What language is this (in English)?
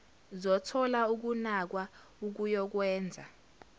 Zulu